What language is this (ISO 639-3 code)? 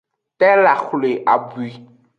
ajg